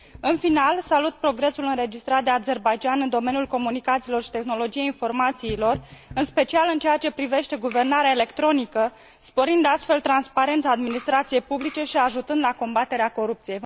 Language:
Romanian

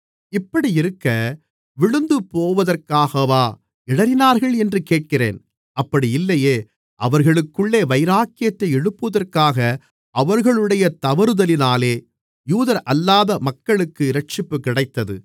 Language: Tamil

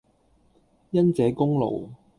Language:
Cantonese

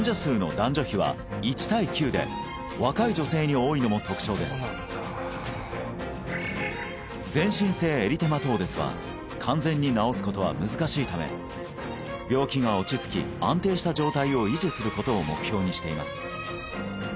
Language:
Japanese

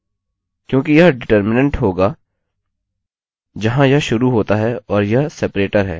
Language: Hindi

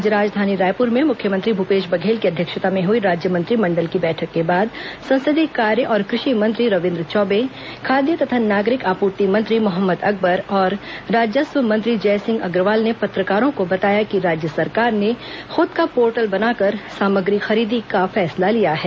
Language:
Hindi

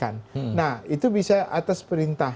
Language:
Indonesian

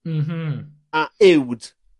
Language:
Welsh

